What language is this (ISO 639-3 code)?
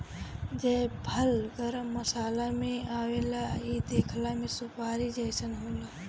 bho